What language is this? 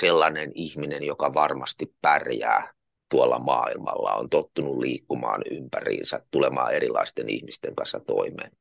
Finnish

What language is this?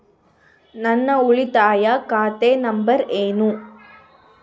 Kannada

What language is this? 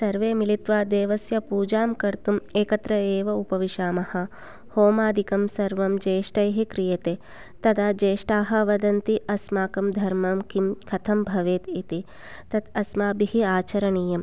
Sanskrit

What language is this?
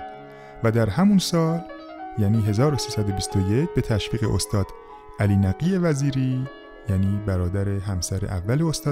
Persian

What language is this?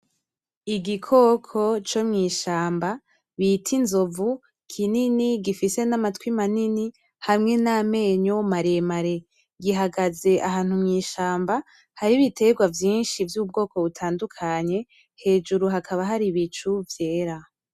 Rundi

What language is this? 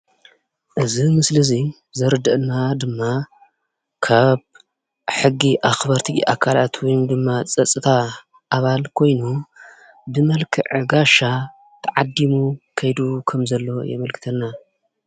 Tigrinya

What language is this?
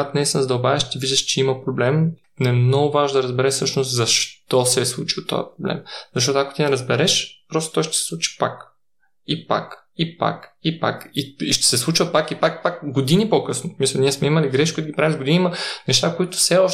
Bulgarian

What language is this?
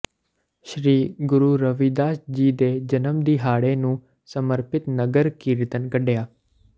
Punjabi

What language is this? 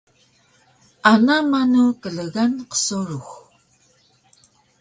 Taroko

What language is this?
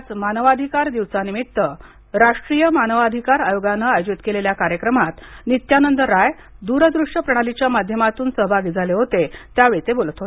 Marathi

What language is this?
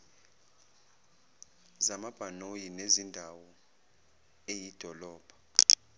Zulu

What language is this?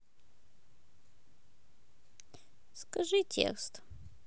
Russian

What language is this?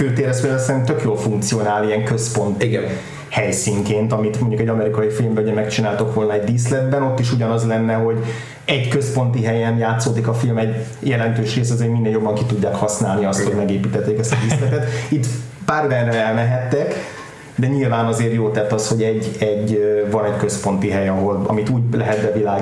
Hungarian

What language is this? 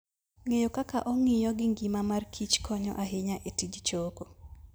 Luo (Kenya and Tanzania)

